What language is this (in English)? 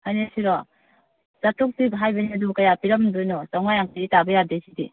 Manipuri